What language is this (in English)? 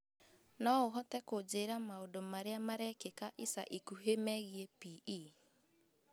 Kikuyu